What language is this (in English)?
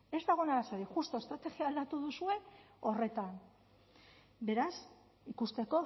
Basque